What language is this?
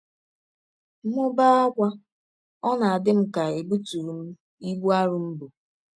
Igbo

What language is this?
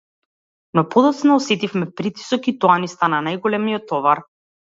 Macedonian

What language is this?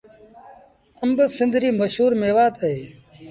Sindhi Bhil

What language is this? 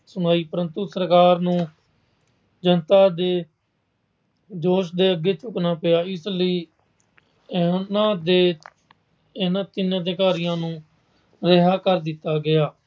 Punjabi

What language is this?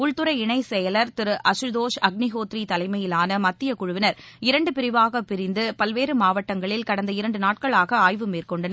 Tamil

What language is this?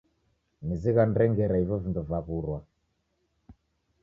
Taita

